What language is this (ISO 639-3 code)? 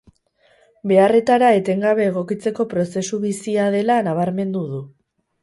eus